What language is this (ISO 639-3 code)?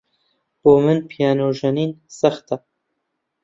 ckb